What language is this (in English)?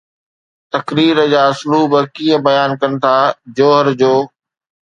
Sindhi